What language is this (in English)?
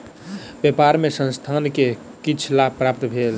Maithili